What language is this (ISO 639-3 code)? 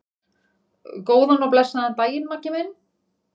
isl